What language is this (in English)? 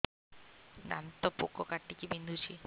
Odia